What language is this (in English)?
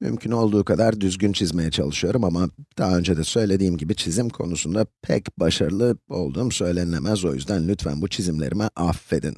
Turkish